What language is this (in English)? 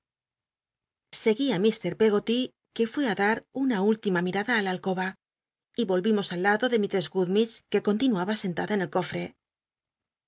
Spanish